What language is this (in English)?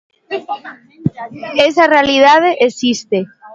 Galician